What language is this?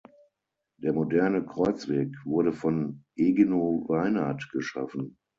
German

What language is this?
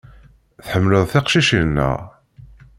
Kabyle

